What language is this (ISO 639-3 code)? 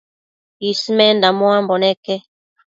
mcf